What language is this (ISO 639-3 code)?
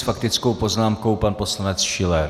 ces